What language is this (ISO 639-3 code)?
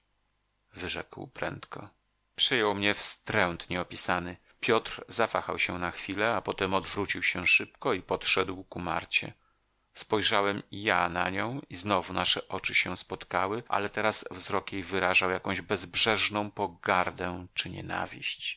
pol